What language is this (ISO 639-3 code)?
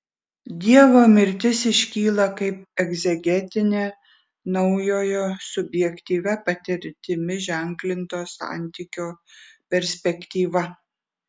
lit